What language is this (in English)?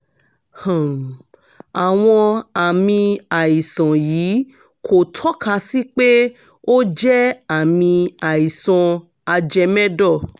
Yoruba